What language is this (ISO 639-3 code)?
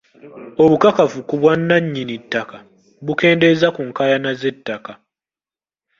lug